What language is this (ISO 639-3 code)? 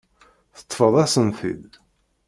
kab